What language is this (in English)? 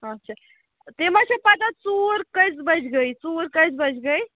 Kashmiri